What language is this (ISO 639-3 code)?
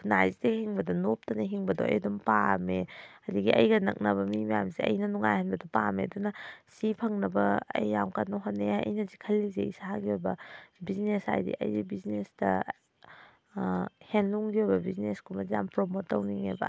mni